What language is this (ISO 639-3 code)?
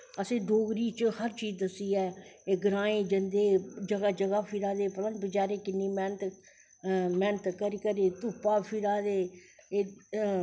doi